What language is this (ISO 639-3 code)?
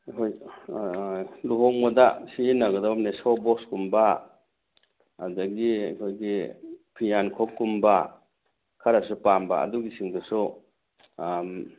mni